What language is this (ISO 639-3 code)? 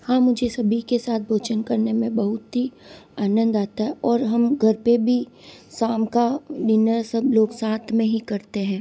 hin